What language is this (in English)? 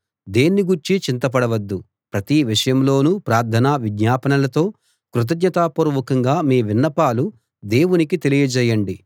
Telugu